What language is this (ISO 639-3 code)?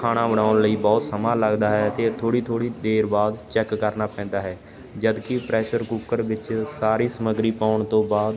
pan